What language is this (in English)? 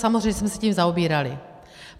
Czech